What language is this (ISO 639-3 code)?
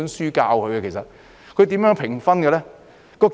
yue